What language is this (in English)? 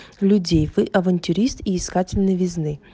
Russian